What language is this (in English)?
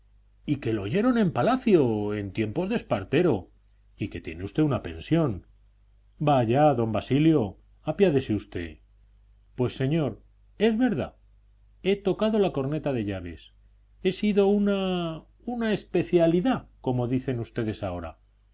Spanish